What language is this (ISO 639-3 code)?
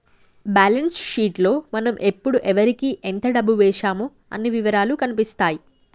tel